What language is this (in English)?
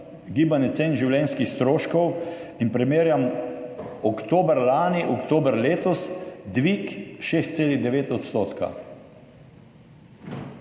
Slovenian